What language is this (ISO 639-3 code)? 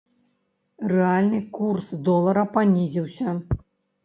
bel